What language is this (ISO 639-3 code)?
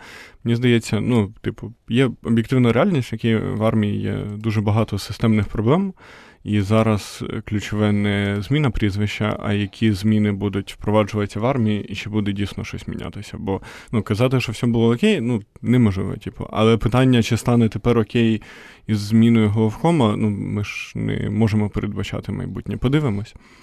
ukr